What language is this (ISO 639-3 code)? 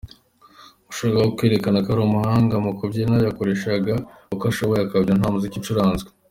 kin